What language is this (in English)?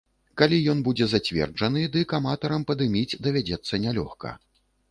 Belarusian